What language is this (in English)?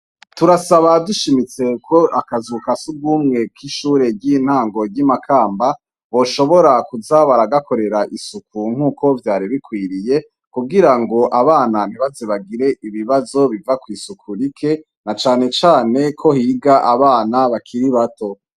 Rundi